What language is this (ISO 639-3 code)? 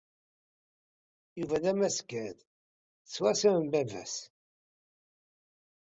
kab